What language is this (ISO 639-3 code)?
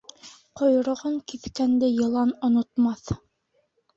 bak